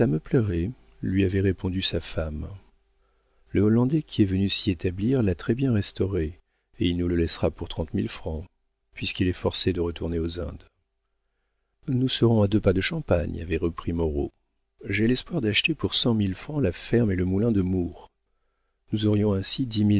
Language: French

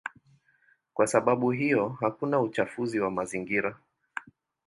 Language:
Swahili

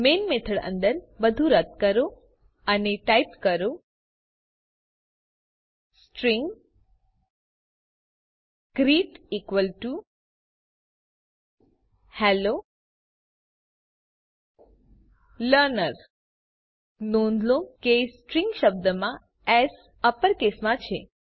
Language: Gujarati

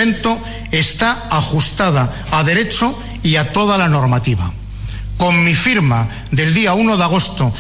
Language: Spanish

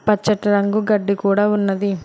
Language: Telugu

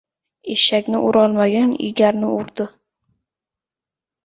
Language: Uzbek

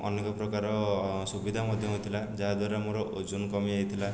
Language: Odia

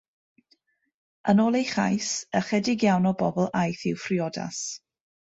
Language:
Welsh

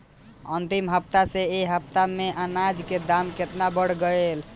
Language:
Bhojpuri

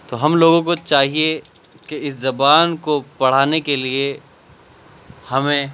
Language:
Urdu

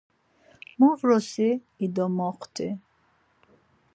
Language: Laz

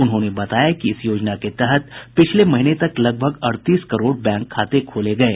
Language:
Hindi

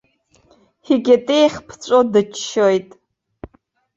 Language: Abkhazian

